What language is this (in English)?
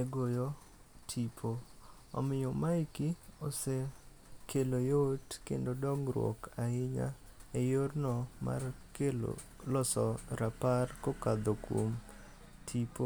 Luo (Kenya and Tanzania)